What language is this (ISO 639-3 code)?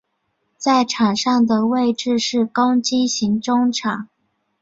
zho